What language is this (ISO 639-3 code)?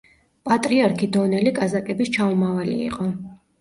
kat